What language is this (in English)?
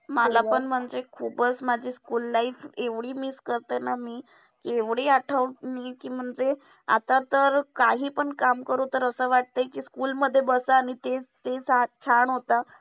Marathi